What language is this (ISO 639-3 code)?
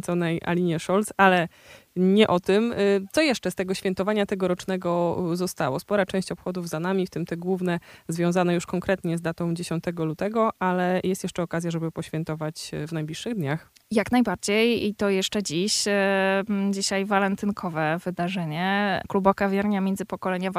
pol